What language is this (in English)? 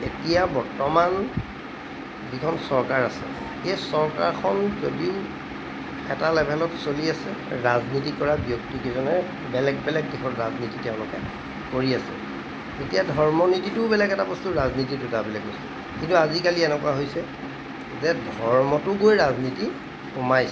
Assamese